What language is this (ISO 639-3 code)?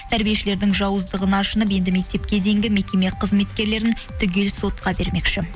kaz